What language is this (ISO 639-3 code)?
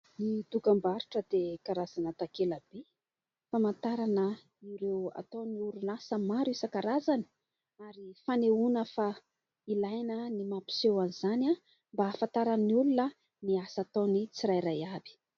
mlg